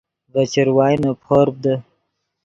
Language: Yidgha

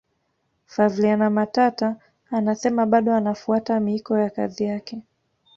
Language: Swahili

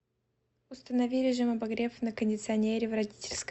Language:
Russian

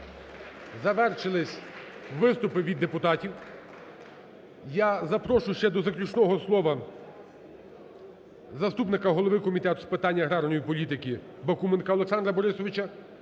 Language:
Ukrainian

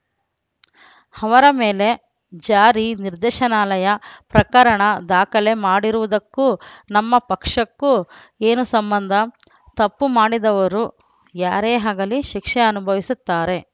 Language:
Kannada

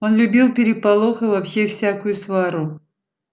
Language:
Russian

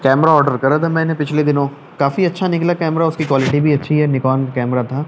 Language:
Urdu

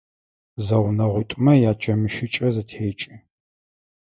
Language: Adyghe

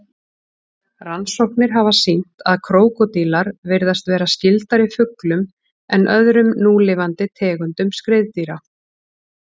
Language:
Icelandic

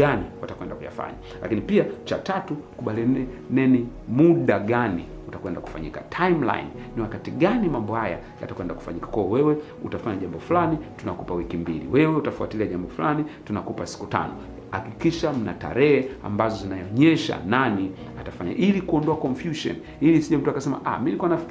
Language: Swahili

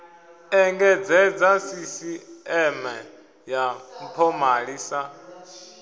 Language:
Venda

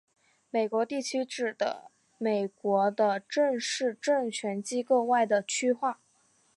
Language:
Chinese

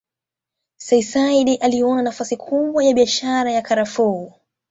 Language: Swahili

